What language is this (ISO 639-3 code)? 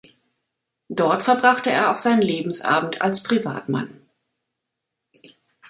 deu